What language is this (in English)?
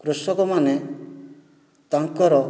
Odia